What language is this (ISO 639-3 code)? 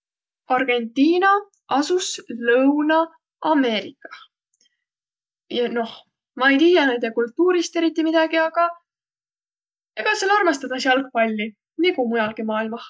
vro